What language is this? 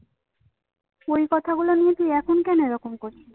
Bangla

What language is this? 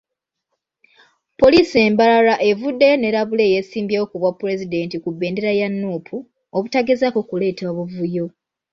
Ganda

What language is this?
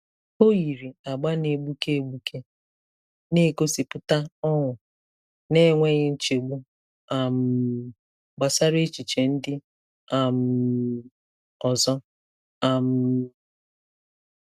Igbo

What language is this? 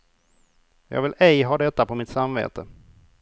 Swedish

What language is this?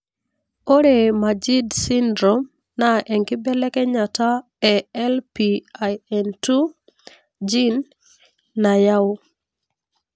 Masai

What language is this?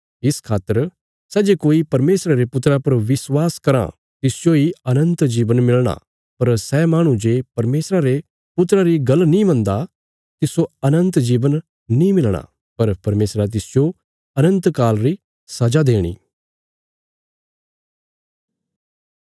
Bilaspuri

